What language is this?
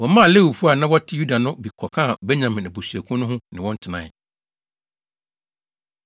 Akan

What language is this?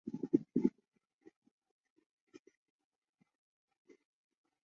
Chinese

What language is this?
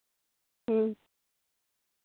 Santali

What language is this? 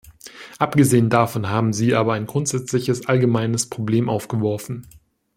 German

